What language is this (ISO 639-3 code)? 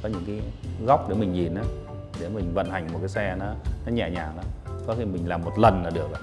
vie